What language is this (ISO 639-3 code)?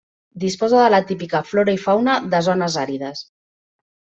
cat